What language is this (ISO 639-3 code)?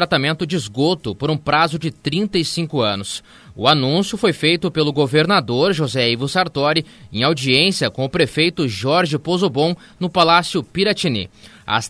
por